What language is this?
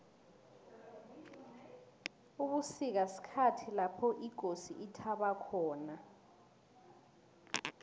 South Ndebele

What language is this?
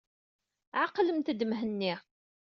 Kabyle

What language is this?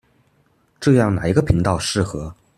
Chinese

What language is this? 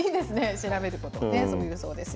Japanese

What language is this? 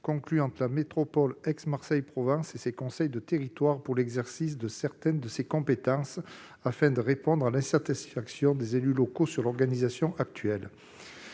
French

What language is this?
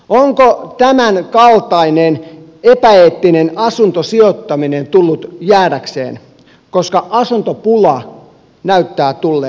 Finnish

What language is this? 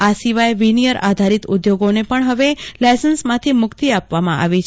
Gujarati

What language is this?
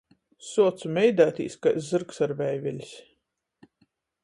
Latgalian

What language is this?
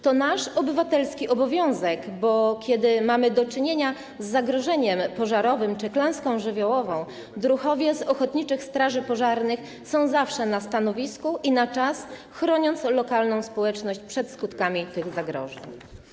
Polish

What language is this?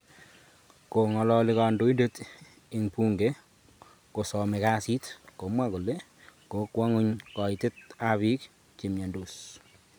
Kalenjin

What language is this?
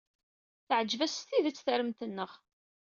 Kabyle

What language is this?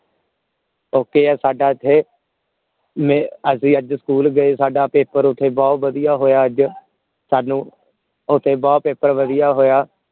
Punjabi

